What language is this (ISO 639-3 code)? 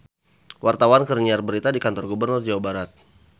sun